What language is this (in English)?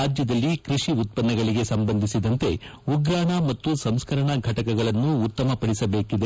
Kannada